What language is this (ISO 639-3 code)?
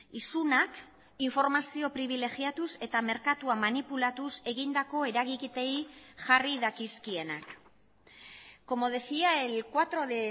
eus